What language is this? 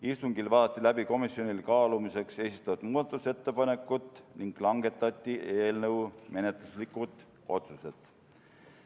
Estonian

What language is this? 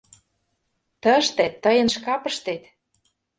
Mari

